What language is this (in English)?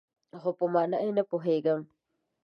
Pashto